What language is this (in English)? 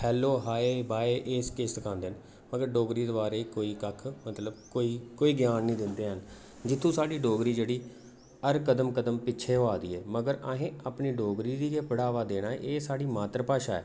Dogri